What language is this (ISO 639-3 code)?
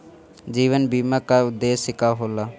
bho